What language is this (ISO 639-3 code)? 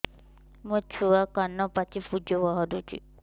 ori